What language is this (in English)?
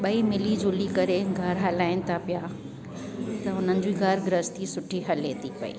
Sindhi